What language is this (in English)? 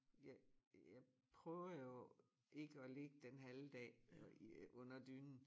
Danish